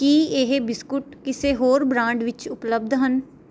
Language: Punjabi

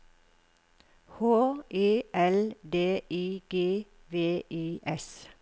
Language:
Norwegian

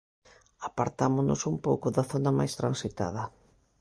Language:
Galician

